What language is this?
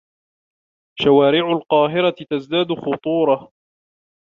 Arabic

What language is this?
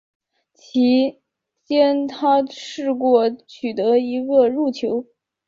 Chinese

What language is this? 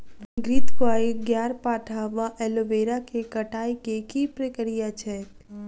Maithili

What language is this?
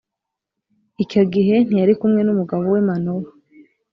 Kinyarwanda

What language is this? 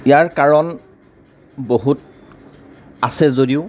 Assamese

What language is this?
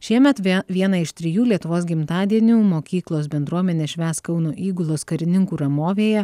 Lithuanian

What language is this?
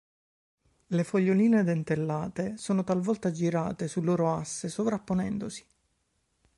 Italian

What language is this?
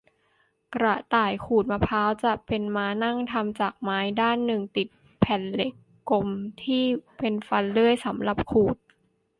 Thai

